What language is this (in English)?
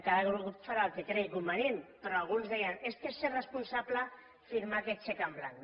Catalan